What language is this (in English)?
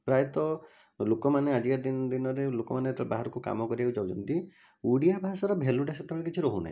Odia